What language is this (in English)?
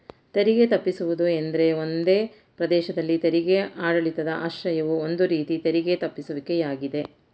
Kannada